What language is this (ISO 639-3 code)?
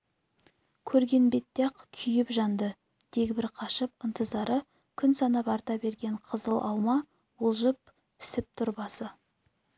kaz